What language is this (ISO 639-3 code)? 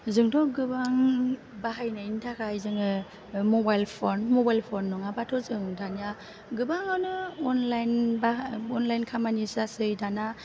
brx